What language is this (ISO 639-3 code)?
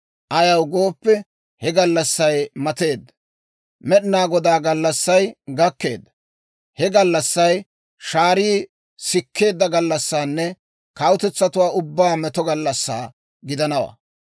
dwr